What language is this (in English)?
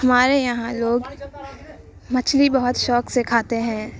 Urdu